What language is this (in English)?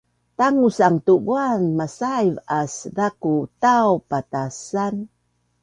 Bunun